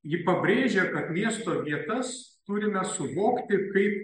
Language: Lithuanian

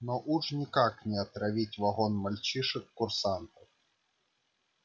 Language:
Russian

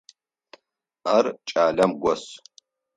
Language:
Adyghe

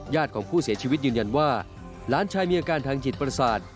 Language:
Thai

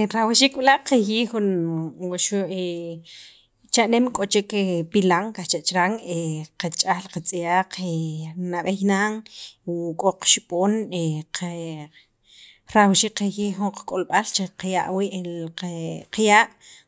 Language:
Sacapulteco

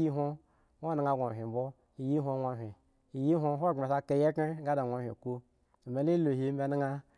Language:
Eggon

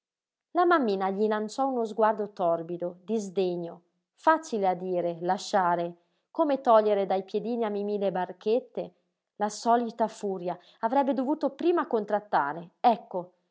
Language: Italian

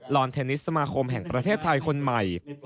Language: Thai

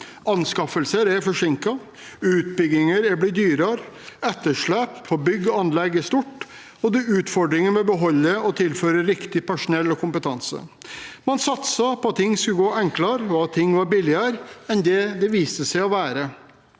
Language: Norwegian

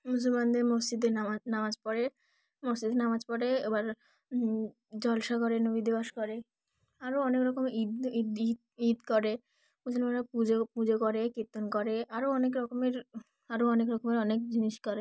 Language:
Bangla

